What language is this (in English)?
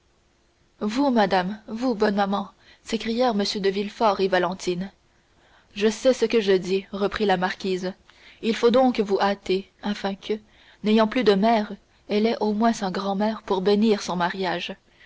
French